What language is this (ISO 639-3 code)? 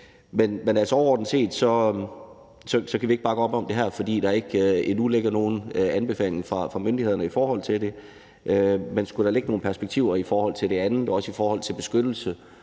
dan